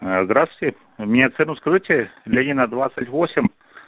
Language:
Russian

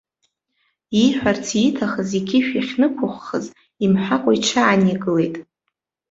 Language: Abkhazian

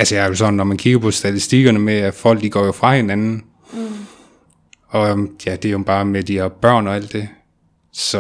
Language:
Danish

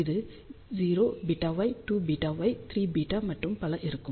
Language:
Tamil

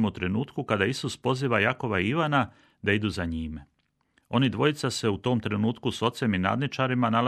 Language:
Croatian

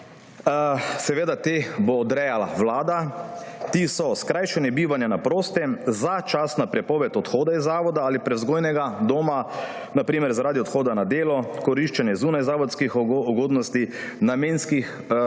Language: Slovenian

